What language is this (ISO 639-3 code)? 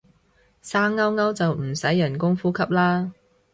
yue